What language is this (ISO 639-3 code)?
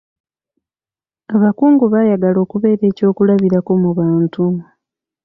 lug